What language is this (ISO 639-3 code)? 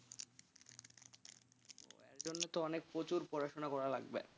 ben